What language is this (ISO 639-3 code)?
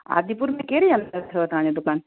snd